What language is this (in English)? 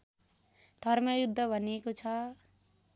Nepali